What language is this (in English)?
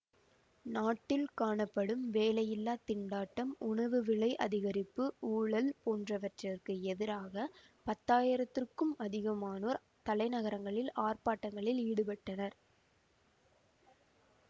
Tamil